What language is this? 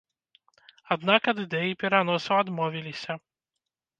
Belarusian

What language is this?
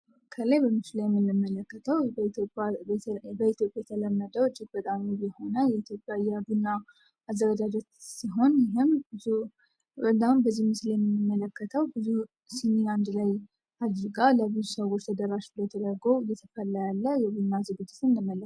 Amharic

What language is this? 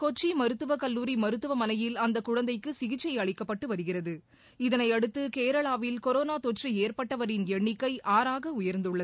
Tamil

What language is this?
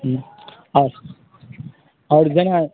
Maithili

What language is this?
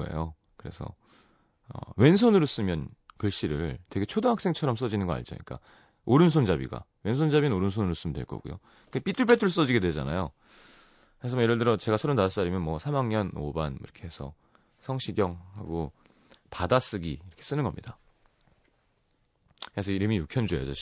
Korean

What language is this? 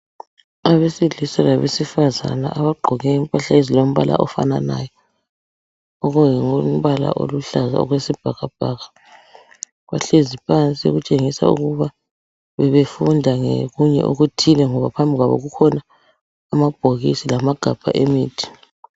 North Ndebele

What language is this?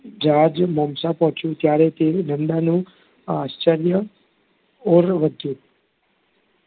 Gujarati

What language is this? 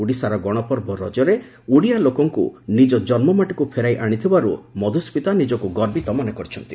Odia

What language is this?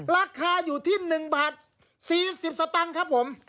Thai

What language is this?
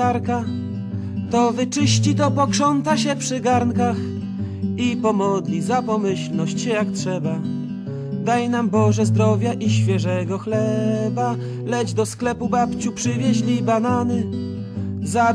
Polish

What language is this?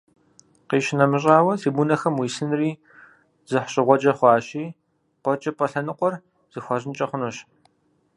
Kabardian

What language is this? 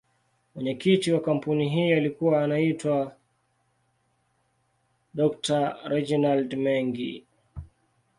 Swahili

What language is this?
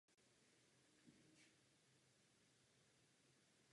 Czech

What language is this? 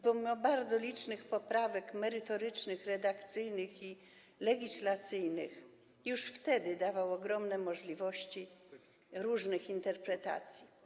Polish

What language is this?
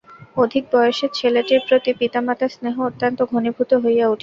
Bangla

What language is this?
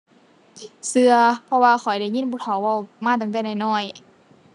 Thai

